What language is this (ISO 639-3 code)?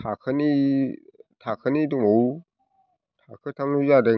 brx